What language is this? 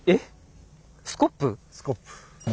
Japanese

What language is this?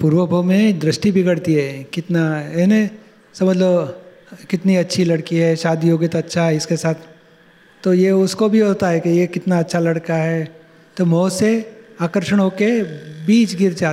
Gujarati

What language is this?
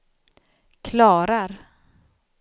Swedish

